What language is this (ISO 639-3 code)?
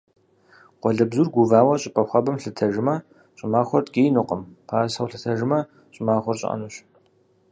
kbd